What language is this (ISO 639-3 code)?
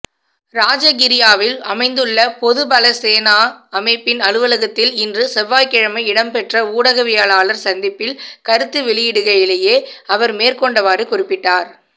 tam